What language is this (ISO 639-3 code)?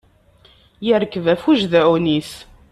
kab